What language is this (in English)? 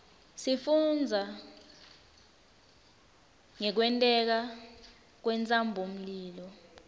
Swati